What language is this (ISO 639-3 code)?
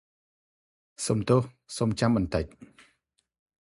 khm